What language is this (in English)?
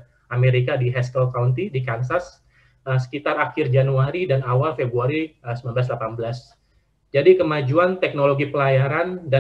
Indonesian